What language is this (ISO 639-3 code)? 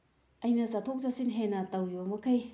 mni